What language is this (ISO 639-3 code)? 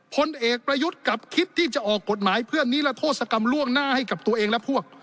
tha